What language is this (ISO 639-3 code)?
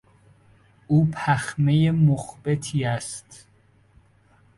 fas